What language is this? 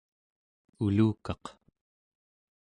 Central Yupik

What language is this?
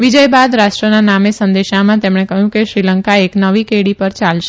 Gujarati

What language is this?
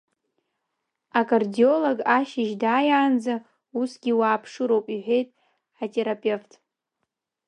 Abkhazian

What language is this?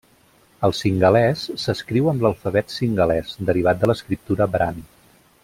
Catalan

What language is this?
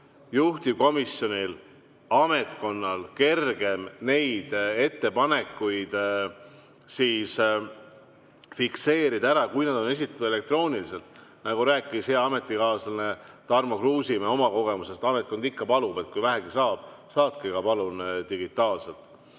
Estonian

